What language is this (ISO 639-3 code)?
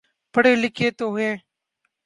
urd